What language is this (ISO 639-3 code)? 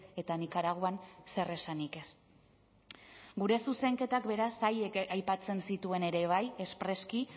eus